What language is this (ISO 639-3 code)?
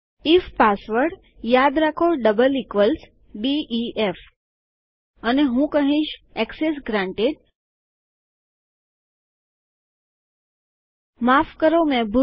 guj